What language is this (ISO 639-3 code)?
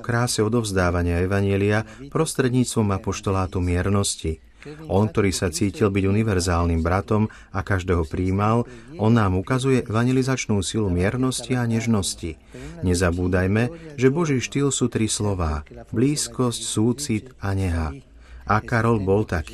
slk